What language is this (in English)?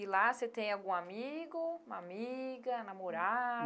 Portuguese